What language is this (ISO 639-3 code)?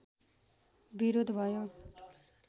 nep